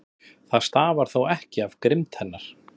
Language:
Icelandic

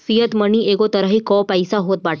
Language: Bhojpuri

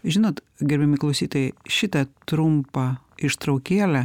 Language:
Lithuanian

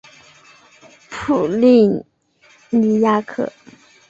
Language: Chinese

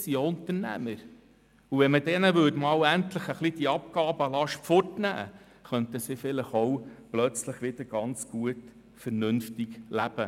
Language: Swiss German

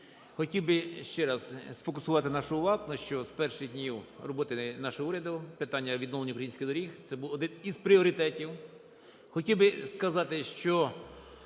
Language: Ukrainian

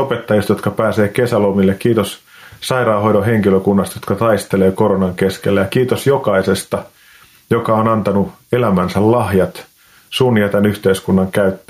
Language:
Finnish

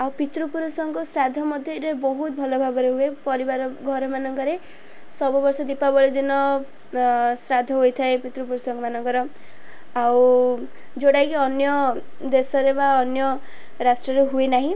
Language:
Odia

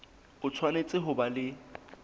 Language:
Southern Sotho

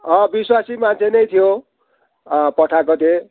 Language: Nepali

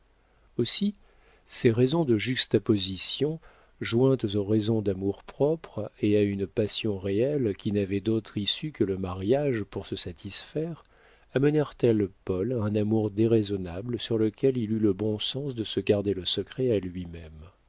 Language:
French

